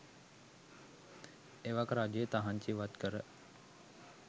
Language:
Sinhala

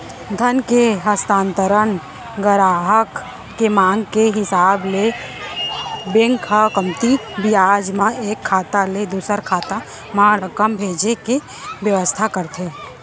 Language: Chhattisgarhi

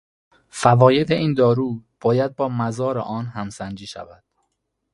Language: Persian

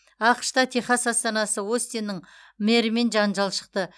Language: Kazakh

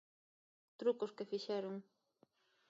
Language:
Galician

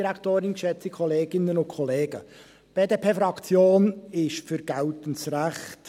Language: Swiss German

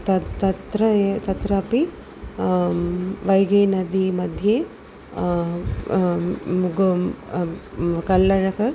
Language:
Sanskrit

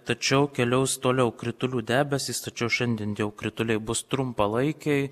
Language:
Lithuanian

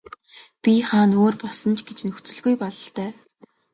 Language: Mongolian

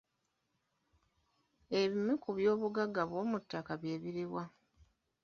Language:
Ganda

